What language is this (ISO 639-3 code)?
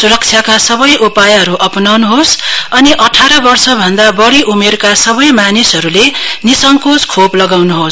nep